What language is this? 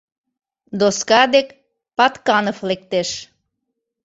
Mari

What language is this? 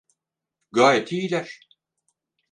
Turkish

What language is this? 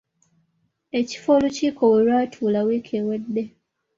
Ganda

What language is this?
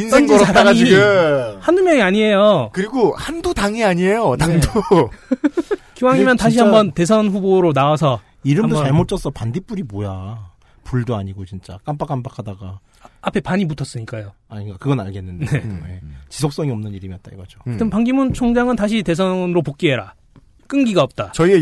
Korean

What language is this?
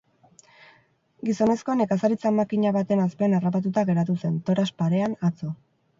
Basque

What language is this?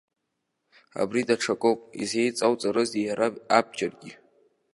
Abkhazian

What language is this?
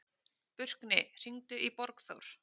Icelandic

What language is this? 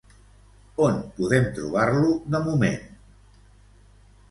Catalan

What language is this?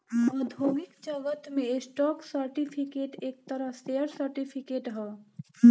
Bhojpuri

